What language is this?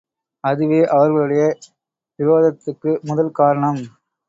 Tamil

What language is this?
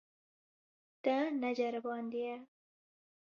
Kurdish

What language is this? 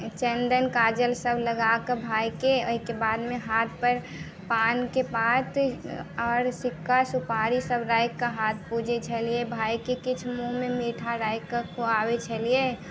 Maithili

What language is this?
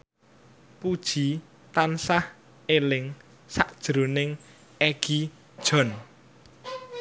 Javanese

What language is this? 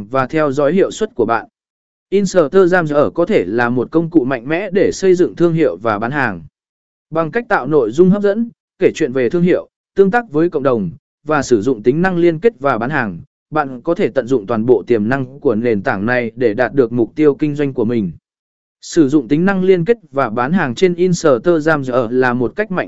Vietnamese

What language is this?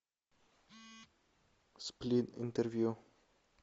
Russian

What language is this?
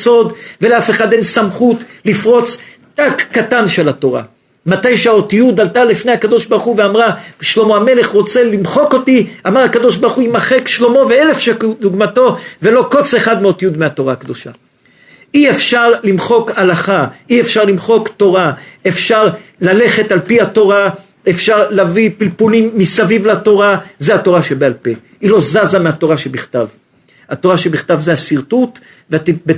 Hebrew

